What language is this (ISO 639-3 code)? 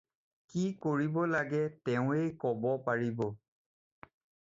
asm